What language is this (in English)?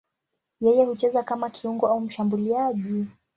Swahili